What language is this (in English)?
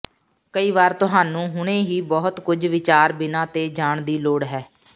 Punjabi